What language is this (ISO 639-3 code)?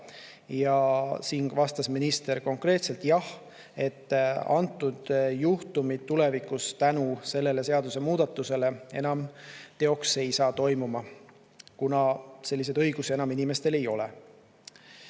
est